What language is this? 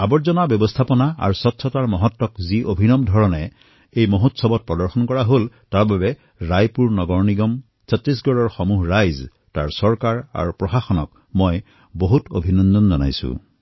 Assamese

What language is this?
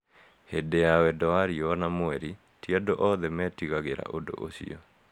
Kikuyu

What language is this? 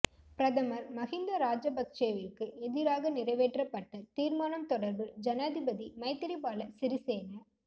Tamil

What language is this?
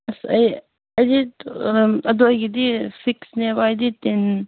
Manipuri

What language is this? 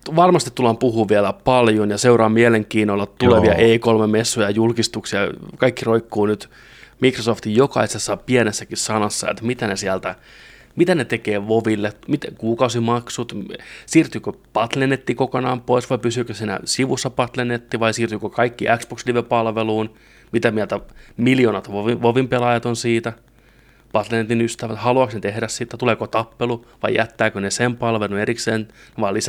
Finnish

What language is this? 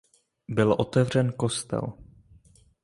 Czech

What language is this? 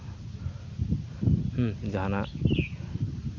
Santali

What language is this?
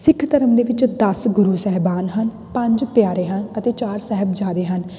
Punjabi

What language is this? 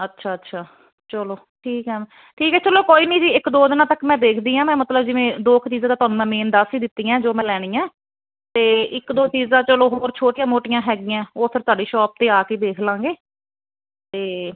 Punjabi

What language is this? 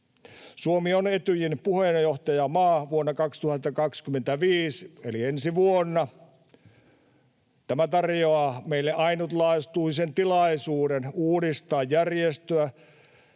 Finnish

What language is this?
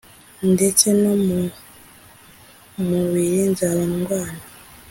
Kinyarwanda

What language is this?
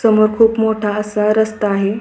Marathi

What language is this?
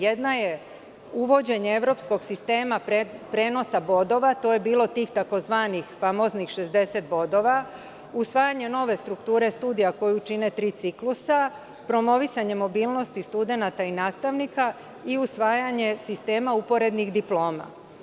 Serbian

